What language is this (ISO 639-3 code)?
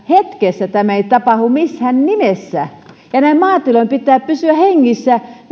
fin